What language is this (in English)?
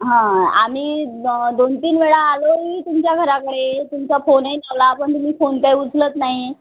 Marathi